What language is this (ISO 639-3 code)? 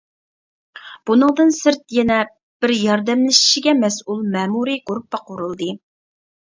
uig